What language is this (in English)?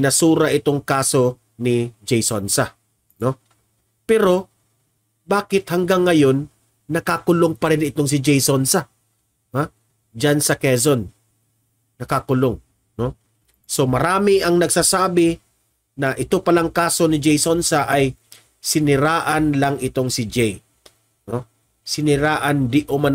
Filipino